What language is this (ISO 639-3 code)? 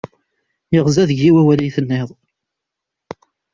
kab